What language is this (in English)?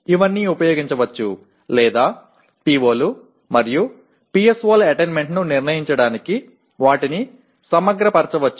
Telugu